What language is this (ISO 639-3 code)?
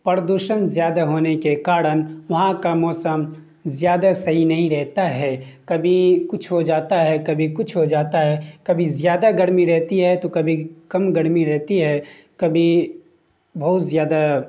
urd